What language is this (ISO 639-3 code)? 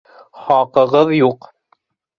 bak